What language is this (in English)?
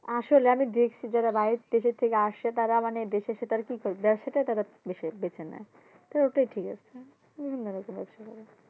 Bangla